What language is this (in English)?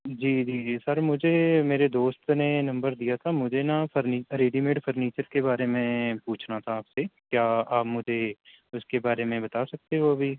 Urdu